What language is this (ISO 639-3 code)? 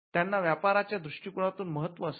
mar